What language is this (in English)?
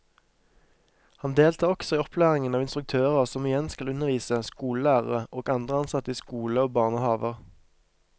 Norwegian